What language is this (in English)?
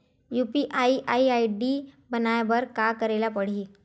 Chhattisgarhi